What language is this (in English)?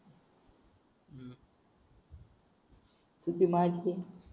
Marathi